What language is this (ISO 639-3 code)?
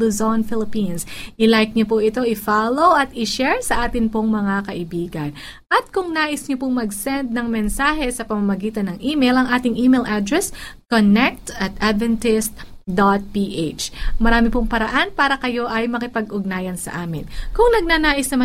fil